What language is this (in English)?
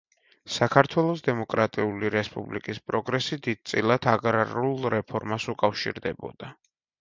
Georgian